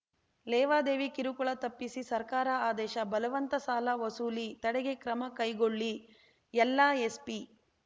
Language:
Kannada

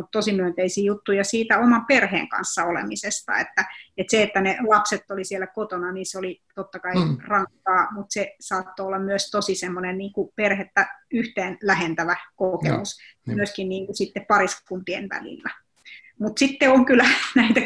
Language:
Finnish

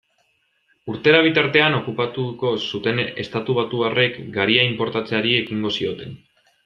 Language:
Basque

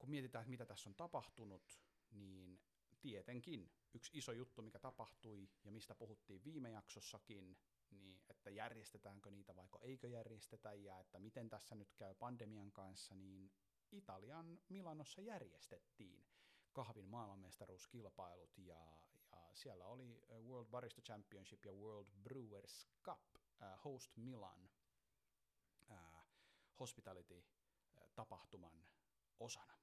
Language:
Finnish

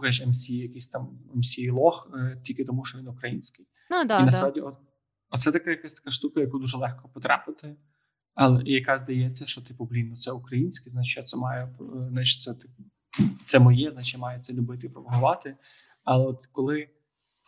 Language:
Ukrainian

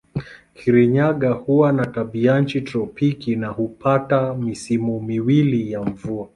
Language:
Swahili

